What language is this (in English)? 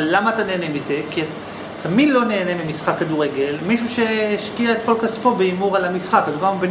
Hebrew